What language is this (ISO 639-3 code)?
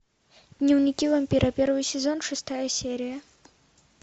rus